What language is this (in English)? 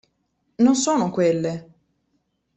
Italian